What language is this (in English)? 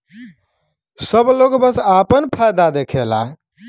Bhojpuri